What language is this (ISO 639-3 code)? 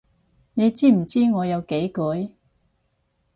yue